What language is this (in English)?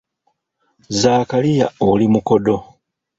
Ganda